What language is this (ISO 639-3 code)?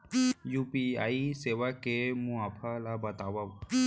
hne